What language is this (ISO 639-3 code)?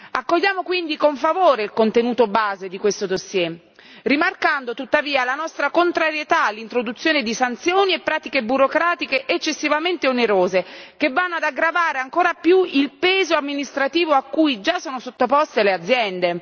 ita